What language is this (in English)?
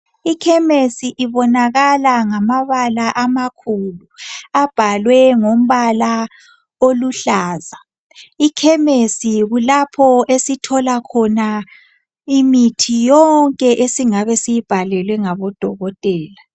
North Ndebele